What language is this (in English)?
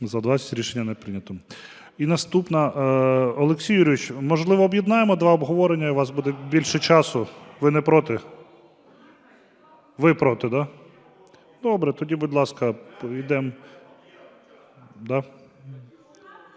Ukrainian